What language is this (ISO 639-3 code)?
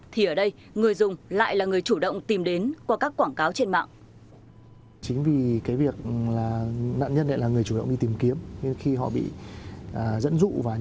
vie